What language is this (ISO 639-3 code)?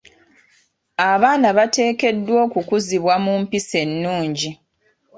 lug